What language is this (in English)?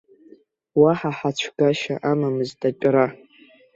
Abkhazian